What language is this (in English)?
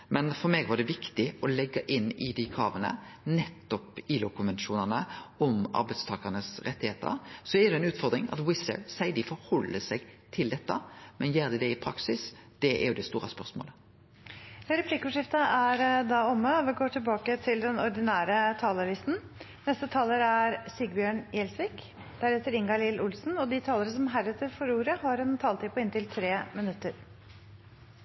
Norwegian